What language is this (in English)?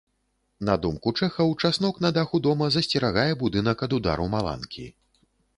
Belarusian